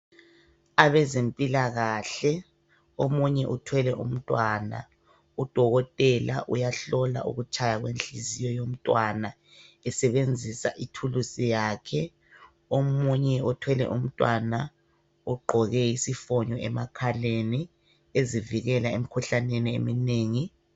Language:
North Ndebele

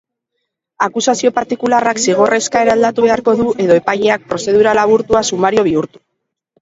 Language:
Basque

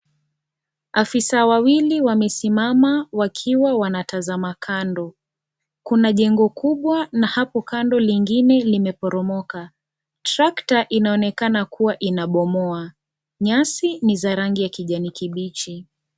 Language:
Swahili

